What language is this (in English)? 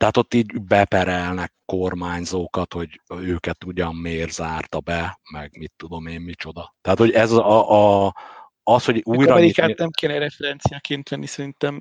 Hungarian